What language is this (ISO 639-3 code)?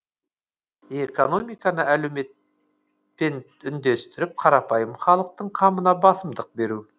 kaz